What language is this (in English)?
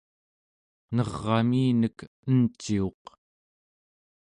Central Yupik